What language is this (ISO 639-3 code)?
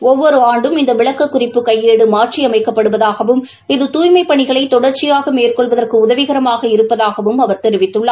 tam